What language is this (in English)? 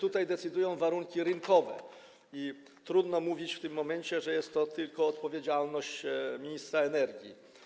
Polish